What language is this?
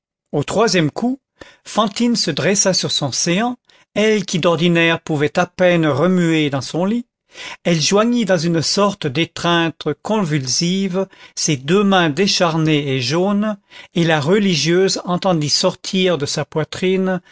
French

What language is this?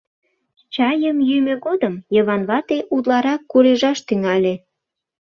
Mari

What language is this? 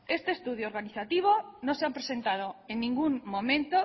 Spanish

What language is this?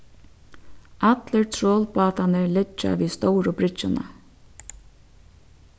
Faroese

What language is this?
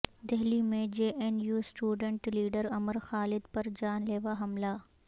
Urdu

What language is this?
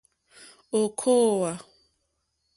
Mokpwe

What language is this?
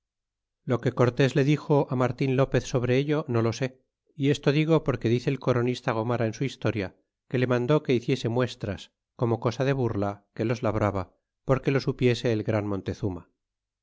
Spanish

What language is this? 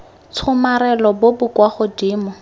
Tswana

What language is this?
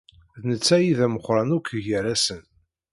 Kabyle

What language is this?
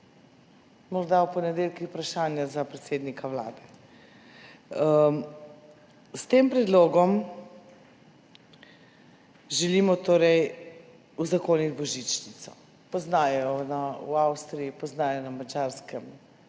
Slovenian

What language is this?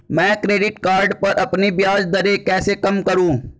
Hindi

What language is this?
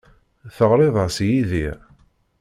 Kabyle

